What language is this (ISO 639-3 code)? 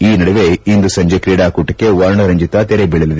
kan